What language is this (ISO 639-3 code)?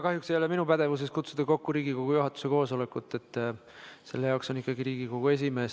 est